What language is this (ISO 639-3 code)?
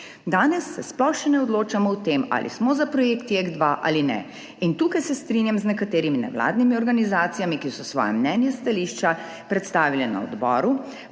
slv